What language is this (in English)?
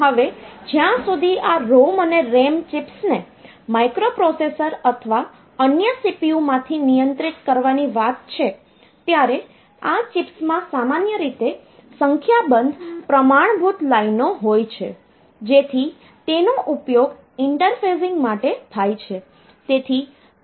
Gujarati